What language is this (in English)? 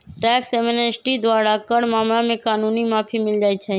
Magahi